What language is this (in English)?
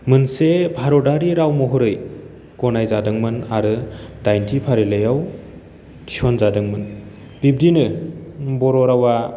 Bodo